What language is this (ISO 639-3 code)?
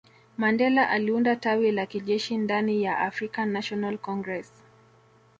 swa